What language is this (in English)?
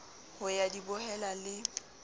Southern Sotho